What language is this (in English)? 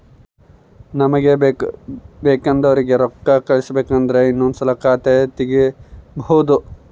Kannada